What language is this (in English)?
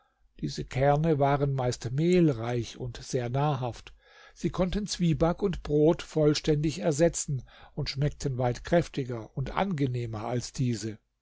German